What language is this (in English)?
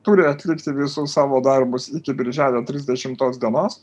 Lithuanian